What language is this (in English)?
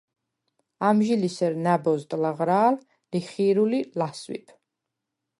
Svan